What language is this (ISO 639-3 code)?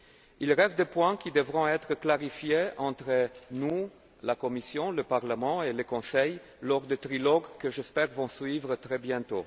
fra